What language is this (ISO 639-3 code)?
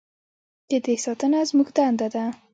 pus